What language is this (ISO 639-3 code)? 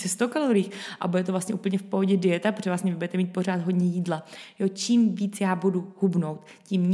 ces